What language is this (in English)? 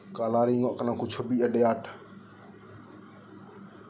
Santali